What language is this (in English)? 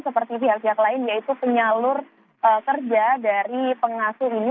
Indonesian